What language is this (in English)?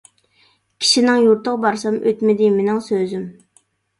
Uyghur